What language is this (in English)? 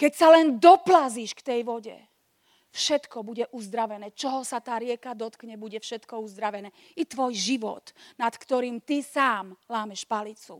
Slovak